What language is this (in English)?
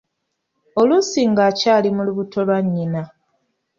Ganda